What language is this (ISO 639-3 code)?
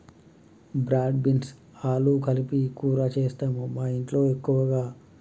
tel